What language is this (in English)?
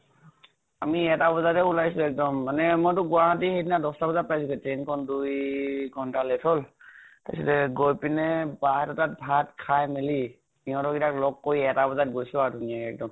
Assamese